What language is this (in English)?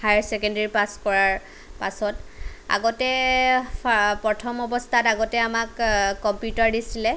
Assamese